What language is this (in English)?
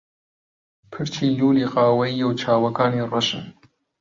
Central Kurdish